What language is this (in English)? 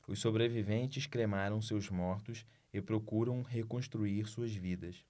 Portuguese